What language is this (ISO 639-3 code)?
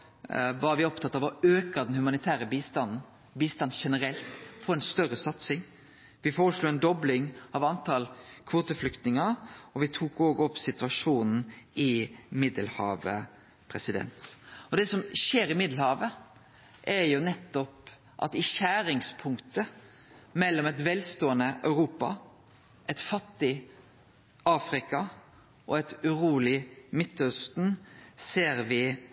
nno